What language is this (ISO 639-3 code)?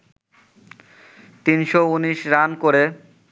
ben